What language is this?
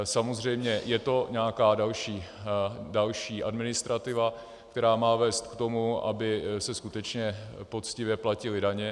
Czech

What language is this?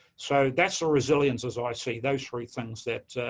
English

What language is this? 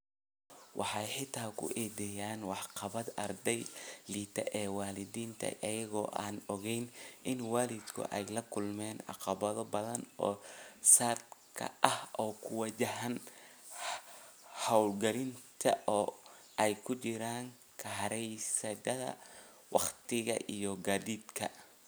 Somali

